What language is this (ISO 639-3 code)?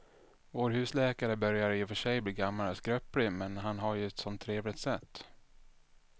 swe